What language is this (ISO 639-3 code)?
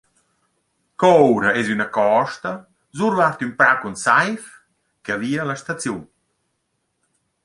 roh